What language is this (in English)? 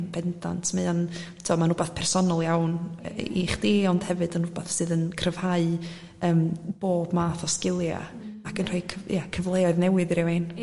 Welsh